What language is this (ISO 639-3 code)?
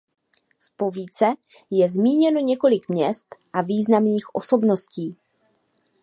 ces